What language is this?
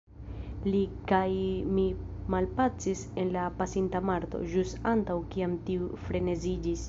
Esperanto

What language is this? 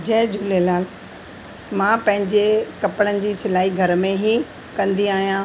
Sindhi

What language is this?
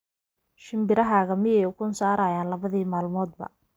Somali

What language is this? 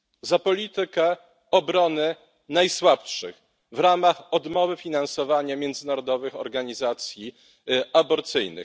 Polish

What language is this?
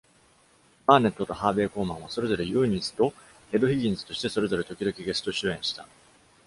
Japanese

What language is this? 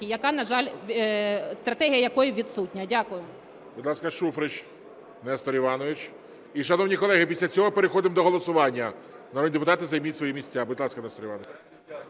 Ukrainian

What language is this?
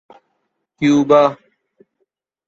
Urdu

